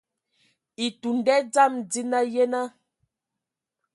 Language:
Ewondo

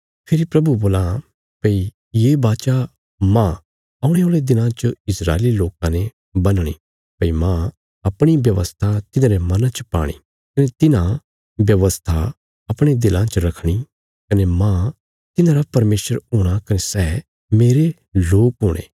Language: Bilaspuri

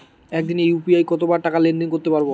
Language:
Bangla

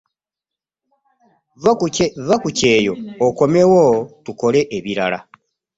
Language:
Ganda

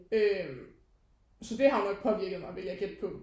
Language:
Danish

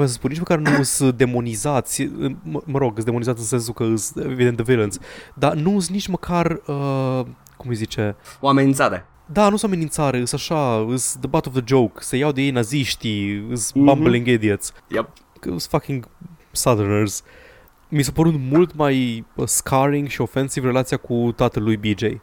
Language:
Romanian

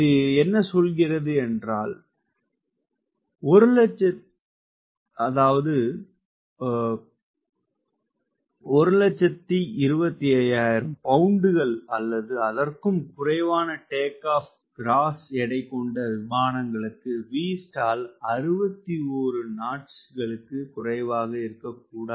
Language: Tamil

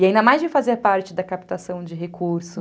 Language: Portuguese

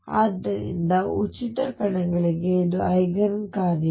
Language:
Kannada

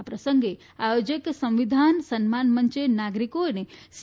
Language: Gujarati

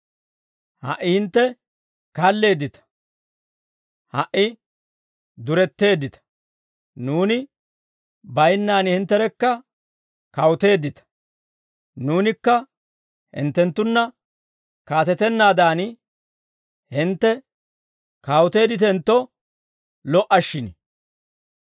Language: Dawro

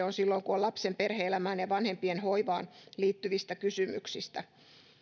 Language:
Finnish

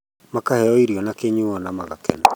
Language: Kikuyu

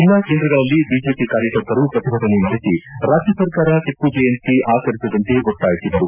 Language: Kannada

